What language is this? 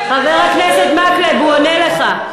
Hebrew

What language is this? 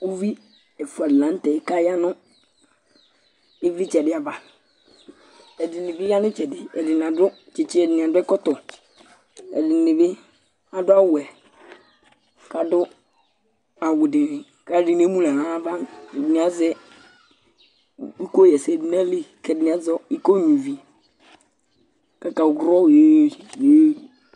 Ikposo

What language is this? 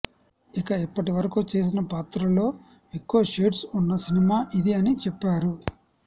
Telugu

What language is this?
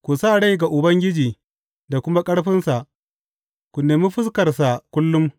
Hausa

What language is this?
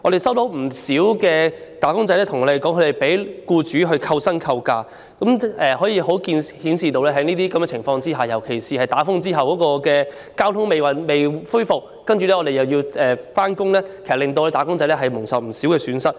Cantonese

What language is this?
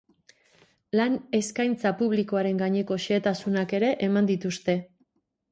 Basque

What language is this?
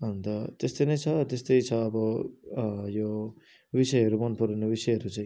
Nepali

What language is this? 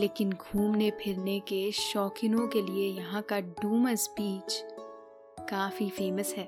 Hindi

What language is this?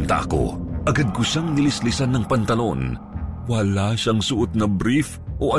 Filipino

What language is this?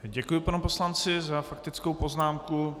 Czech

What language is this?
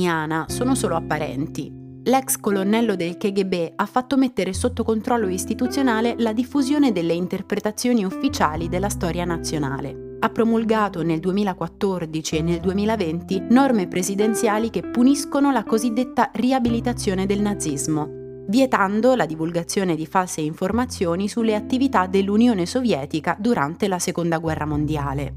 Italian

